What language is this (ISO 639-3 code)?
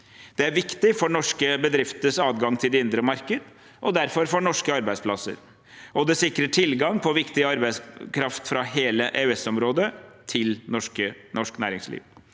nor